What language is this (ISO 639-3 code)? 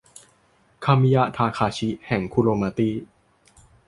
tha